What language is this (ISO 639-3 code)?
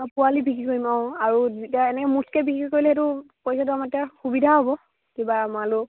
asm